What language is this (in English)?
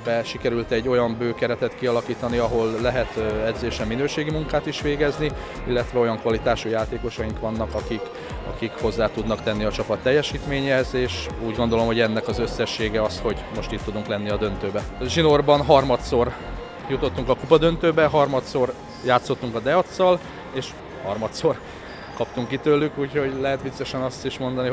Hungarian